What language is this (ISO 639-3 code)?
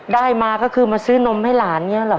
tha